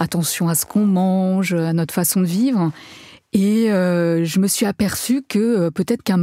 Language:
French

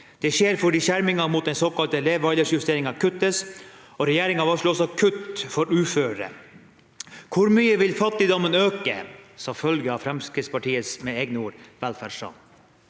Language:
Norwegian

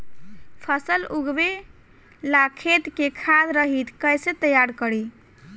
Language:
Bhojpuri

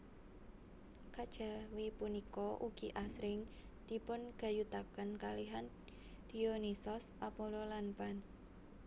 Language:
Javanese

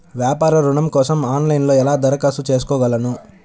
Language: Telugu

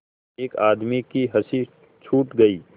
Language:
Hindi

